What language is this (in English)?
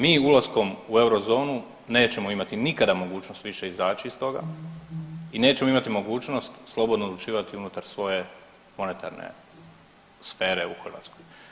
Croatian